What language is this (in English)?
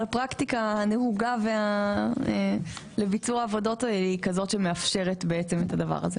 Hebrew